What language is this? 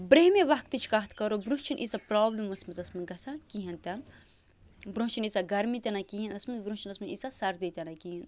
Kashmiri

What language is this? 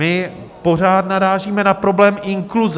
Czech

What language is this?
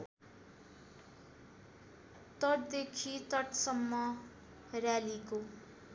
Nepali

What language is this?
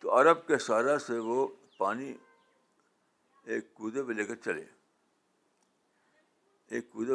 Urdu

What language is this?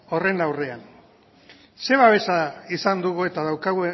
Basque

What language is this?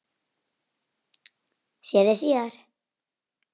Icelandic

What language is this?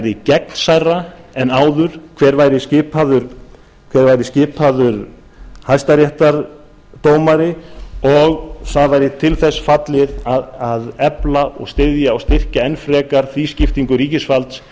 Icelandic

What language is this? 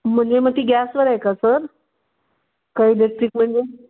Marathi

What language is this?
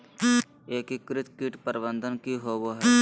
Magahi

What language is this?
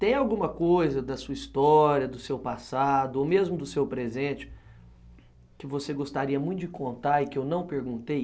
Portuguese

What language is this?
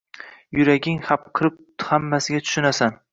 Uzbek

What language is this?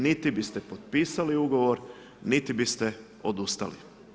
Croatian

